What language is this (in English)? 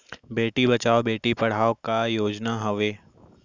Chhattisgarhi